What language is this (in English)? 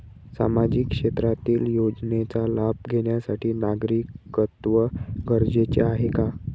Marathi